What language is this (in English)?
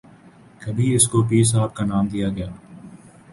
Urdu